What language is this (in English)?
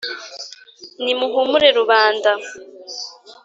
Kinyarwanda